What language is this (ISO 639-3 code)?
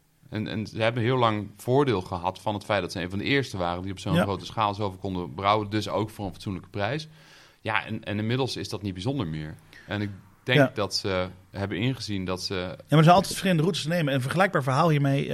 nld